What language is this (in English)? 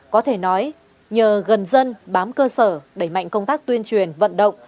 Vietnamese